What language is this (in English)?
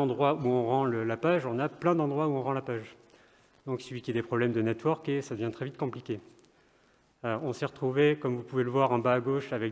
French